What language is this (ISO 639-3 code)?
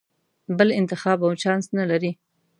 pus